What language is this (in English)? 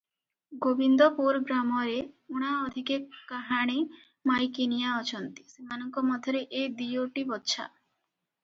Odia